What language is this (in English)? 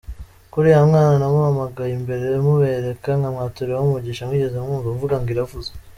Kinyarwanda